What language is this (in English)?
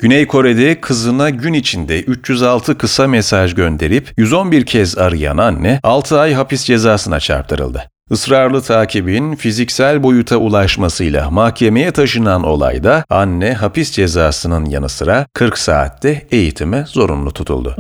Turkish